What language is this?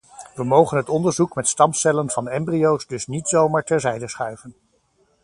Dutch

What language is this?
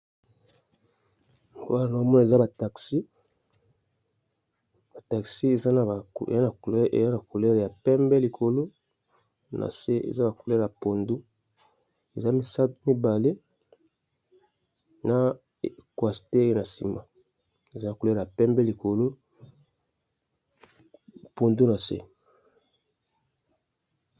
Lingala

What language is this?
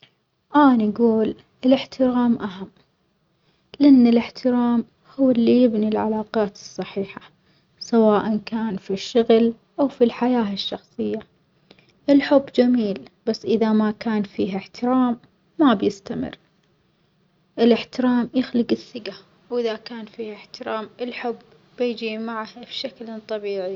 Omani Arabic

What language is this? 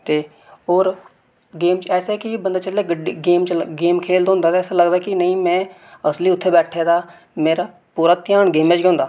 Dogri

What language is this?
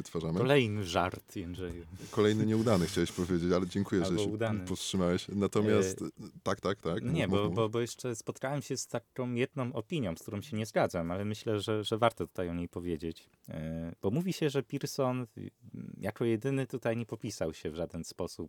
Polish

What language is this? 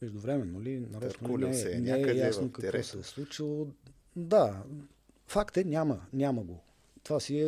Bulgarian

